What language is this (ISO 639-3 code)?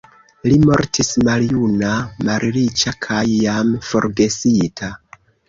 epo